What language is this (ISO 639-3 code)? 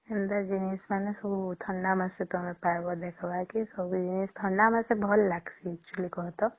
ori